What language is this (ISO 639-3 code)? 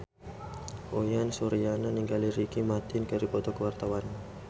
sun